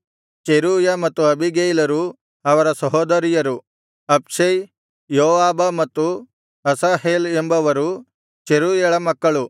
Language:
Kannada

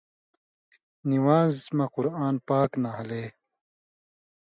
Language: Indus Kohistani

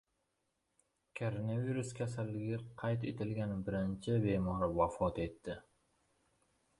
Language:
Uzbek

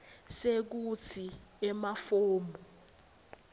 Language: Swati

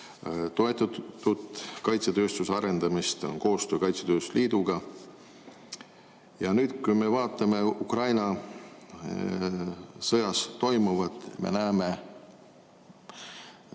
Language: Estonian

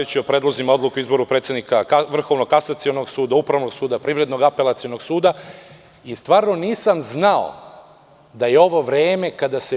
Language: Serbian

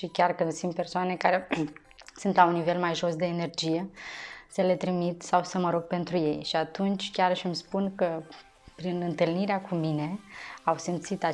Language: Romanian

